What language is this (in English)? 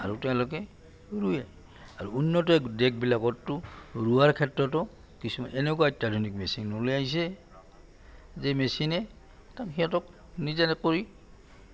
Assamese